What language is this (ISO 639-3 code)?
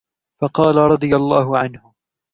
ara